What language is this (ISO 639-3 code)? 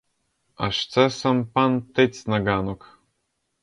ukr